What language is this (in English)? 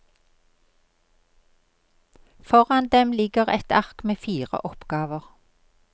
Norwegian